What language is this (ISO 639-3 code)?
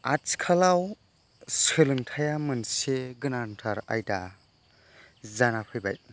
brx